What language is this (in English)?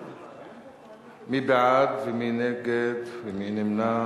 Hebrew